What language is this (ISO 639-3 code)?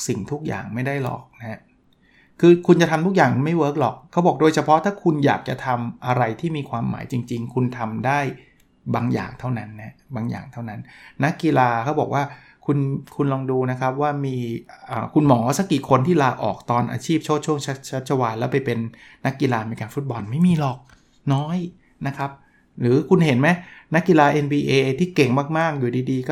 tha